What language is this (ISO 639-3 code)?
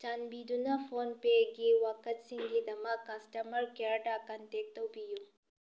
mni